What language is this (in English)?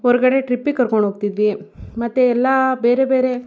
Kannada